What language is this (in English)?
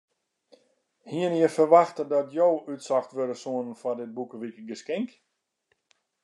Western Frisian